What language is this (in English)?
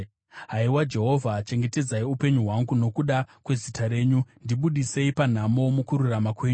Shona